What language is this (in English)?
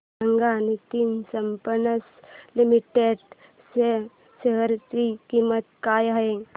Marathi